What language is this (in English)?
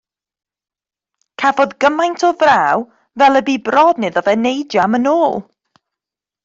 Welsh